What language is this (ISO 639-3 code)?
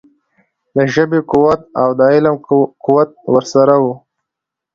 pus